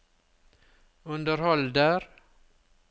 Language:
Norwegian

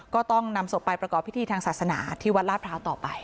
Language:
Thai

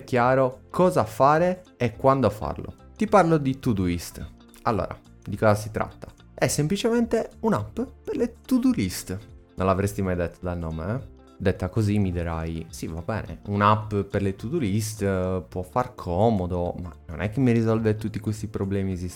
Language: Italian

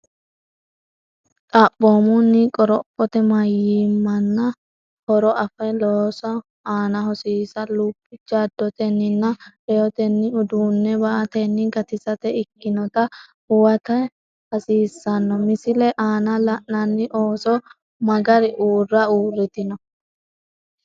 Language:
Sidamo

